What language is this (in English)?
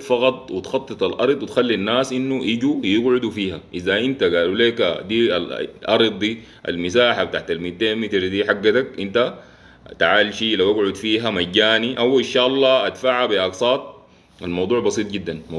Arabic